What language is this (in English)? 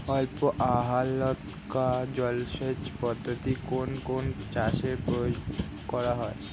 Bangla